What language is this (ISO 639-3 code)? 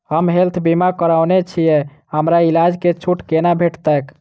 mai